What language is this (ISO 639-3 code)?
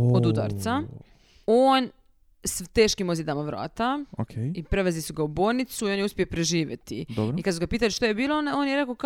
hrv